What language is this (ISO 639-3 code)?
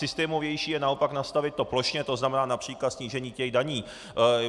ces